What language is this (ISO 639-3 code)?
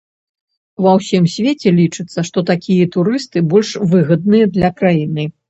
bel